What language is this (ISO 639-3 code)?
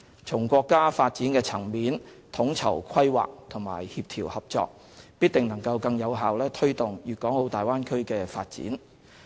yue